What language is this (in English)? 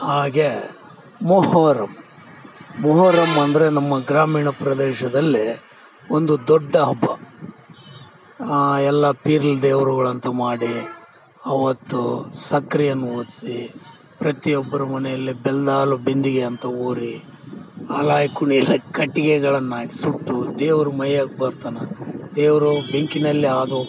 Kannada